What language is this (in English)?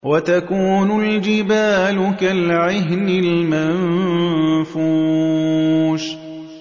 Arabic